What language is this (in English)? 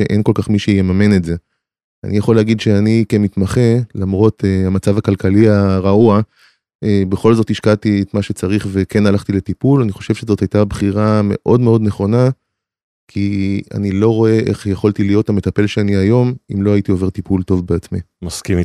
Hebrew